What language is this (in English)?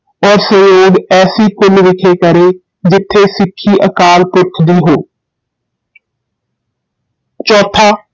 Punjabi